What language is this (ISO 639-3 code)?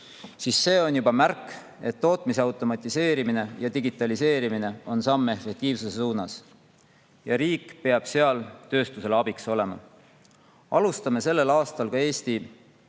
est